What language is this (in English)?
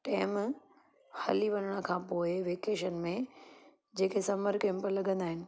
Sindhi